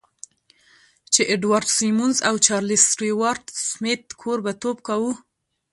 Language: Pashto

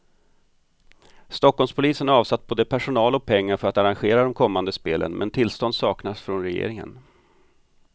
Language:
Swedish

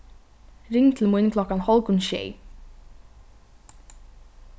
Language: Faroese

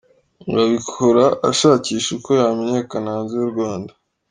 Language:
Kinyarwanda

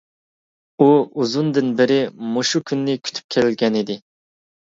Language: Uyghur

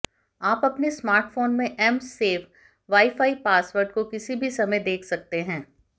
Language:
Hindi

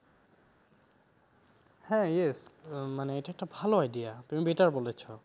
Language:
Bangla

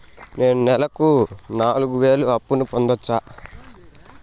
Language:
Telugu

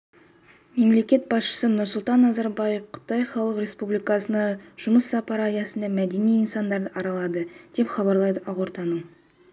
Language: Kazakh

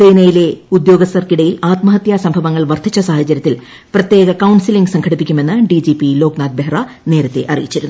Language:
Malayalam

